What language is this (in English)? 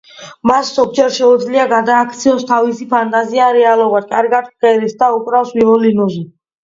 Georgian